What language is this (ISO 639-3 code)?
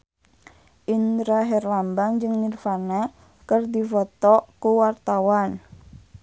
sun